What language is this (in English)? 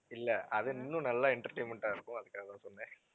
Tamil